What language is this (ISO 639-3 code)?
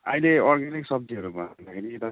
nep